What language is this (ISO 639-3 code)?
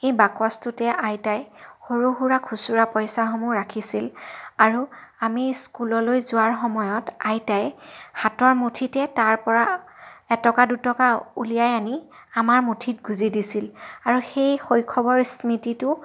asm